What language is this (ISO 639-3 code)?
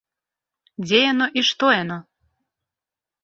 bel